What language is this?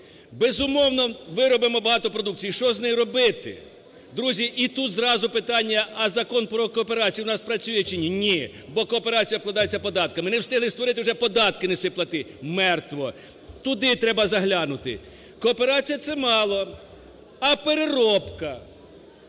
Ukrainian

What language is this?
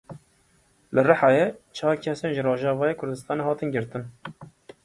Kurdish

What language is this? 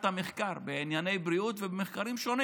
Hebrew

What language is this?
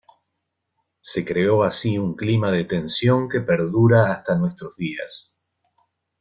Spanish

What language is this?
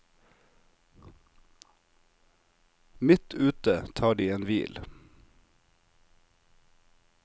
Norwegian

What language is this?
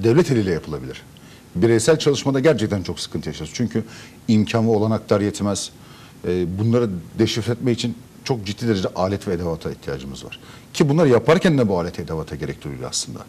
Turkish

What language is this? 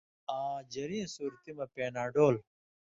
Indus Kohistani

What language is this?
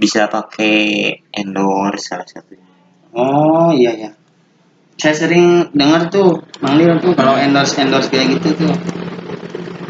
Indonesian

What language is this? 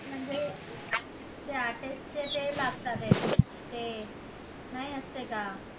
Marathi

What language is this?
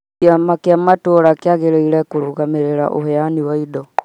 Kikuyu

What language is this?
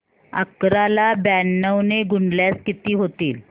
Marathi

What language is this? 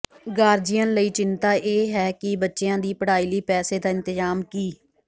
Punjabi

